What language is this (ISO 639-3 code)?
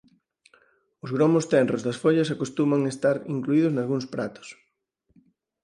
glg